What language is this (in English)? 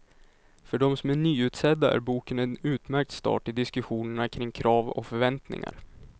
Swedish